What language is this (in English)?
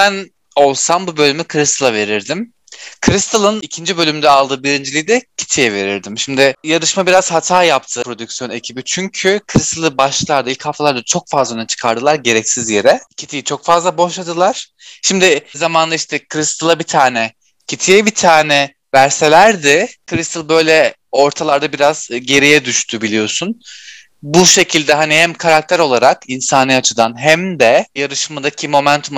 Turkish